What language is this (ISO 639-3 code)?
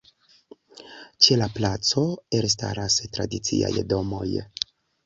epo